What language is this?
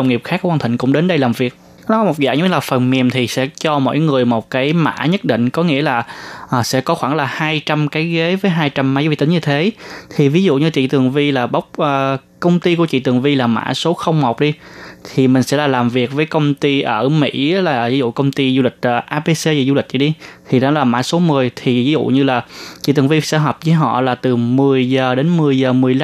Vietnamese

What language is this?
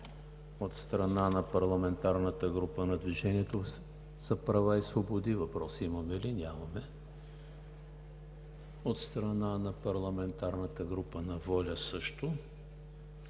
Bulgarian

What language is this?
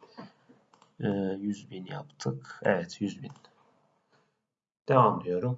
Turkish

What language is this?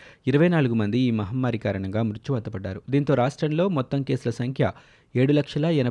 Telugu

